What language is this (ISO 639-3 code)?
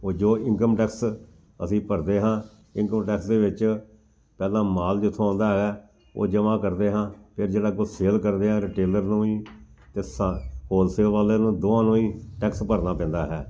pan